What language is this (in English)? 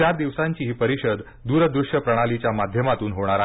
Marathi